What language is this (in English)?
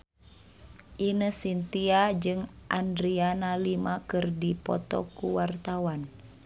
Sundanese